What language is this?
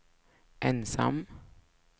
Swedish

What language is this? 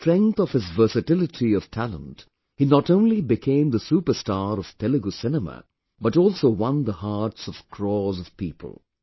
English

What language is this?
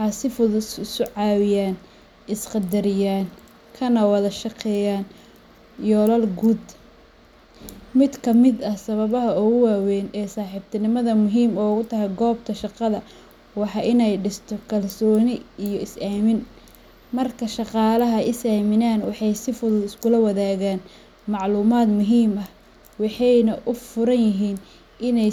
Somali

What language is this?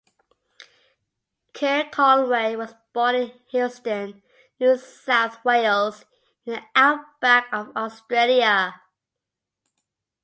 English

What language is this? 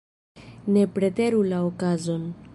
Esperanto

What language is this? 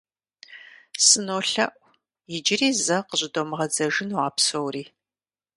Kabardian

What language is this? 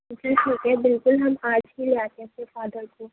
Urdu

